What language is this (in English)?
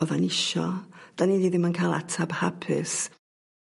Welsh